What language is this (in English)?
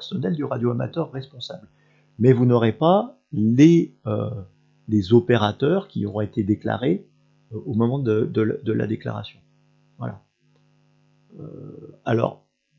French